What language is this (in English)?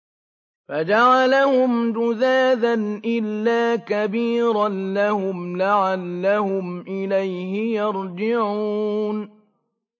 Arabic